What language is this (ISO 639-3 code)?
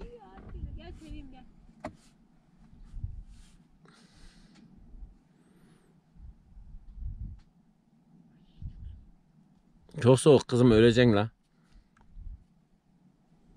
tur